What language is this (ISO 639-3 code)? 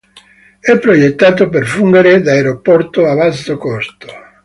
ita